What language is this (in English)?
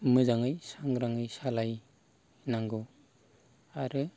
Bodo